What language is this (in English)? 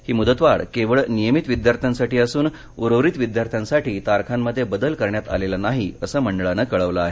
Marathi